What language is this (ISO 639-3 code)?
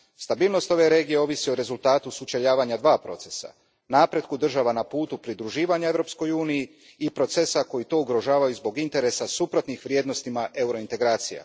hrv